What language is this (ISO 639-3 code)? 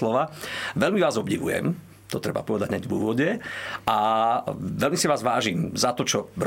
slk